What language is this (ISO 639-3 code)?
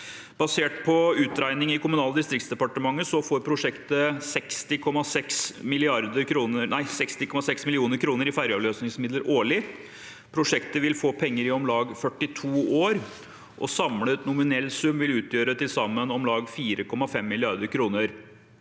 nor